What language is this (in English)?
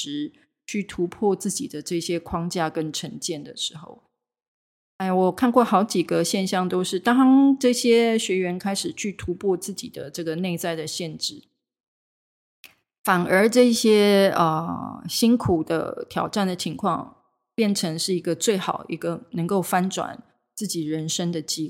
Chinese